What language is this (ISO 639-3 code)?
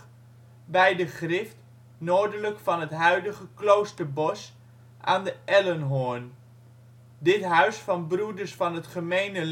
nld